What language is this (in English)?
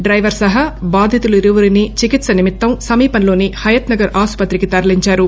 Telugu